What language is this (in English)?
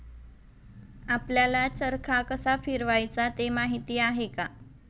Marathi